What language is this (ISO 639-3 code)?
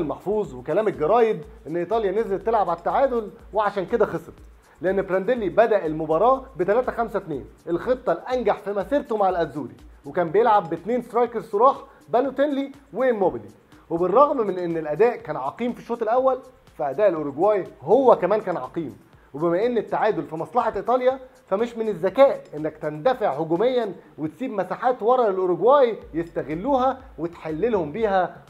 ara